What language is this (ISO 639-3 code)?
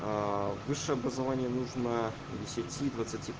rus